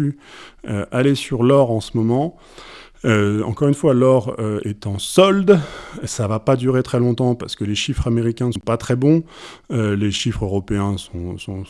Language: French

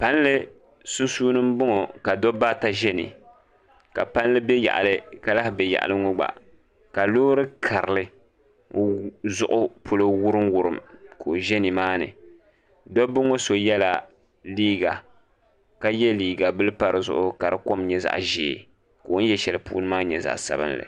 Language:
Dagbani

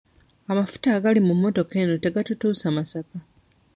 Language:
Ganda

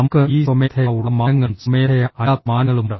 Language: Malayalam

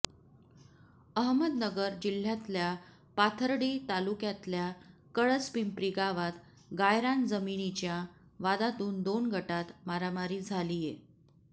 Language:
Marathi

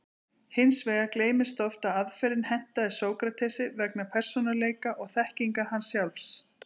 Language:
Icelandic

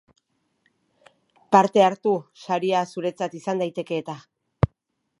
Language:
Basque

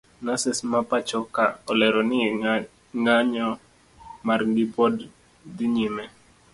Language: Luo (Kenya and Tanzania)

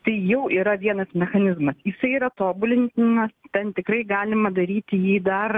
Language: Lithuanian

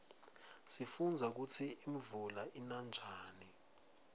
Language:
Swati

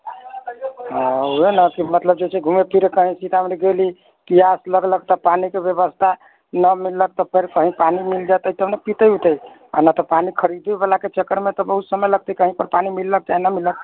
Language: Maithili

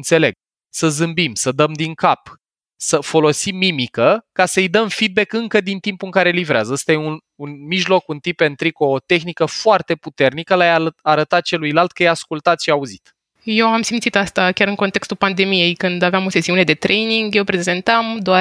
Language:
Romanian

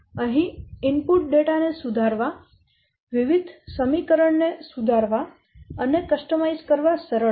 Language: Gujarati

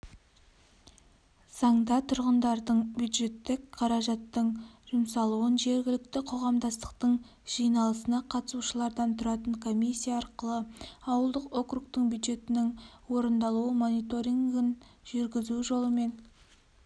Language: Kazakh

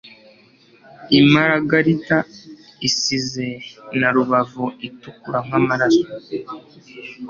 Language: Kinyarwanda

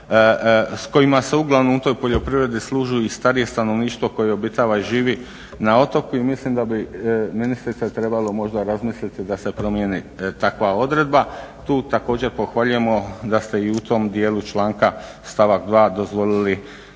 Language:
Croatian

